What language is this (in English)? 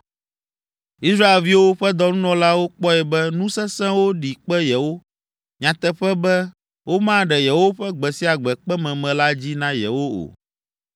Ewe